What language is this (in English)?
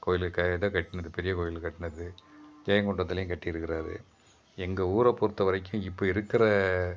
Tamil